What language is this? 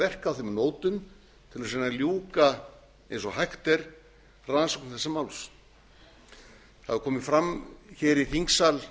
Icelandic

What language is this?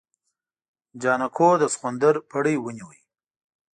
Pashto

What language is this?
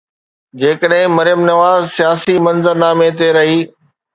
Sindhi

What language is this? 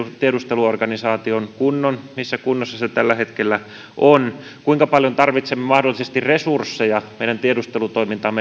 Finnish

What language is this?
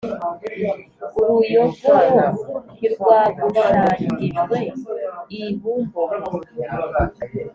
Kinyarwanda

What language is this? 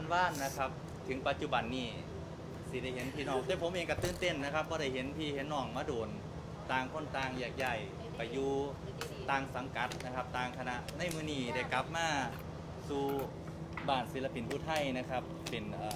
Thai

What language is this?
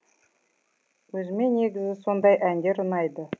Kazakh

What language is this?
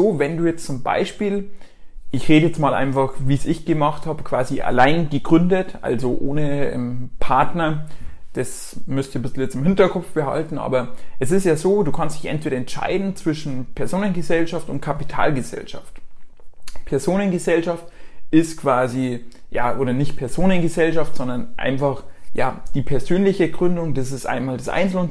German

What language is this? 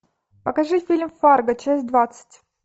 Russian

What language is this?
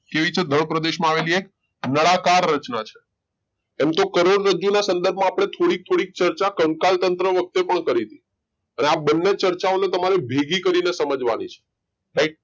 Gujarati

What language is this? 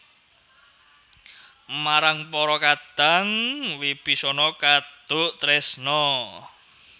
Javanese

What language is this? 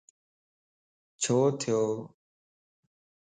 Lasi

